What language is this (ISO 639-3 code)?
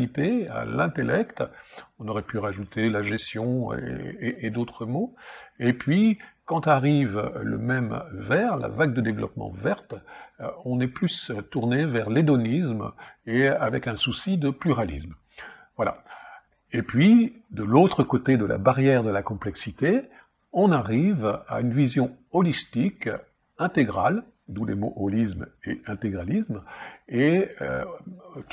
fra